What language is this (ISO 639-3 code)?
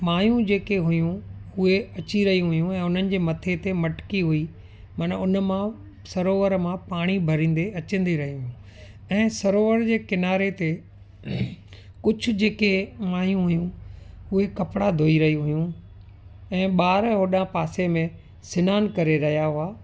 snd